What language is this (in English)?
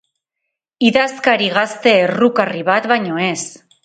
Basque